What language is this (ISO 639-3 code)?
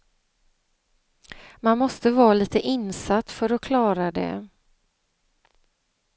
swe